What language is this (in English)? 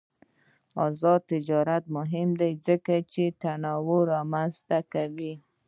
Pashto